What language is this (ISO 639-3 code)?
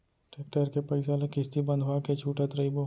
hne